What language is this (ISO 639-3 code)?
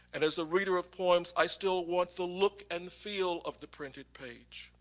eng